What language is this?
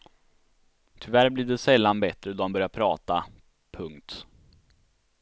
Swedish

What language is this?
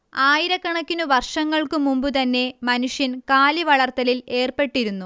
Malayalam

